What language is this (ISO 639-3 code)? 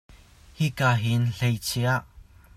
cnh